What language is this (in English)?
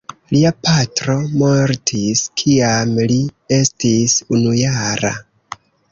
Esperanto